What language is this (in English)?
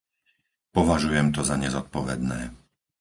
Slovak